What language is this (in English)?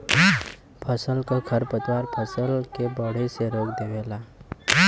Bhojpuri